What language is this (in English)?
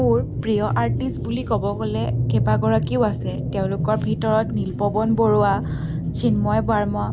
Assamese